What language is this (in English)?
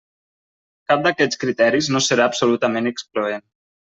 Catalan